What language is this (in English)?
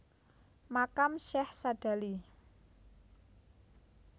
Javanese